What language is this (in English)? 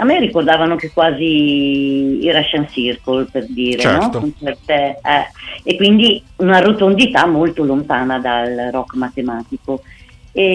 Italian